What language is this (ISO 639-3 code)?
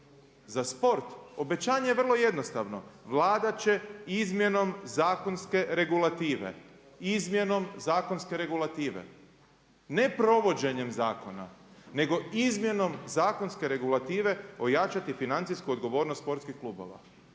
hrv